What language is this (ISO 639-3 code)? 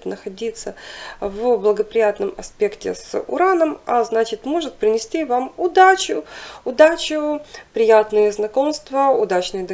rus